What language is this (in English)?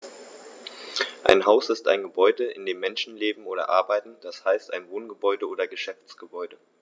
German